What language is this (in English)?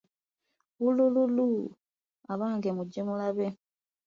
Ganda